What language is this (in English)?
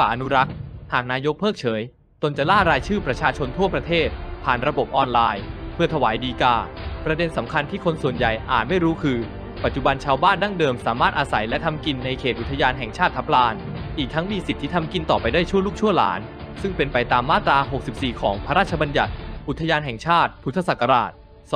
Thai